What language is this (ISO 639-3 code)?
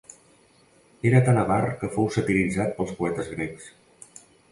cat